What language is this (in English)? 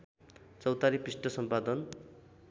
Nepali